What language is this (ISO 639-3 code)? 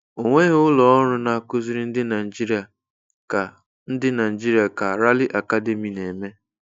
ibo